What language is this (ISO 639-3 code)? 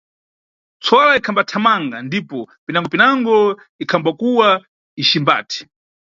nyu